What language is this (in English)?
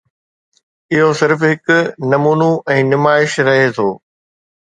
Sindhi